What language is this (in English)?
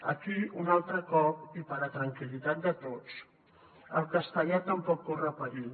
Catalan